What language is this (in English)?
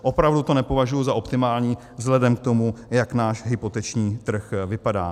Czech